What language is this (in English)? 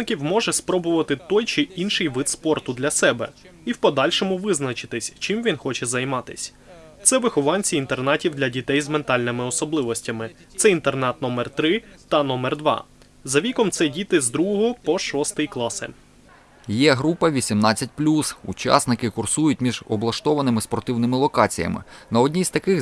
Ukrainian